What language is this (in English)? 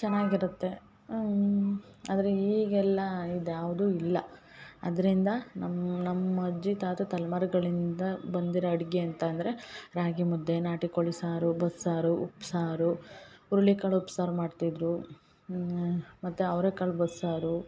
Kannada